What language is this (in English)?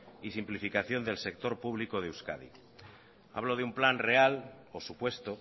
Spanish